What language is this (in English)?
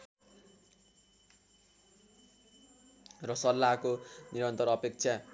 Nepali